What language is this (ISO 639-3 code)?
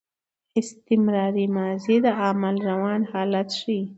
pus